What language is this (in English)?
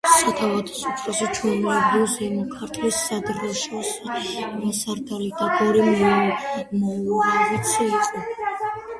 Georgian